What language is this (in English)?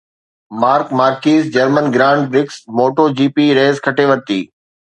Sindhi